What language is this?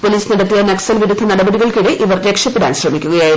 Malayalam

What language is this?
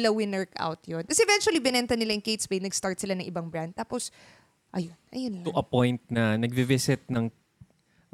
Filipino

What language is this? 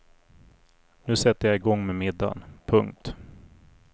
Swedish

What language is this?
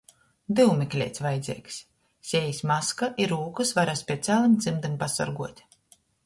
Latgalian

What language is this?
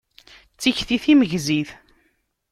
Kabyle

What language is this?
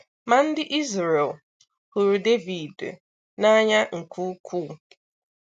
Igbo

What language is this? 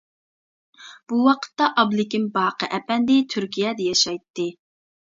Uyghur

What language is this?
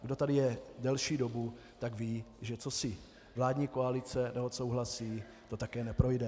Czech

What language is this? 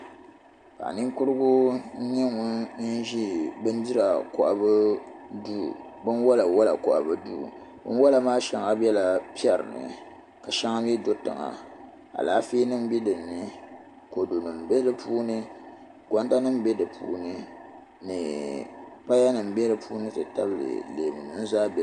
Dagbani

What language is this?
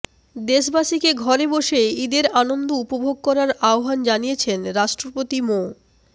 Bangla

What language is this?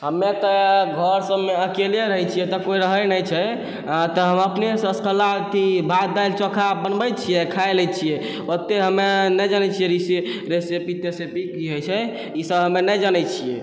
Maithili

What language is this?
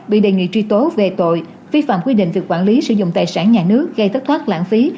Vietnamese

